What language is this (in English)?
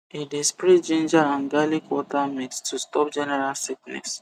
Nigerian Pidgin